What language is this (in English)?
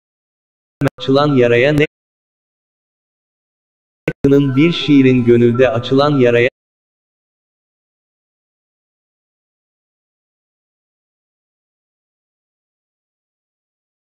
Turkish